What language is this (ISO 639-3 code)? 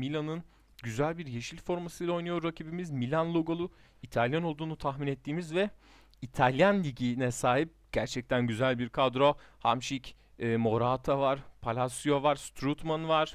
tur